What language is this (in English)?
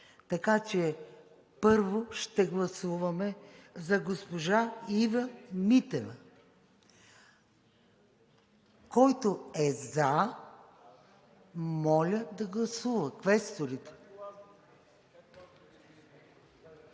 Bulgarian